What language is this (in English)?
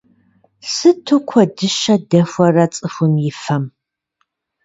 Kabardian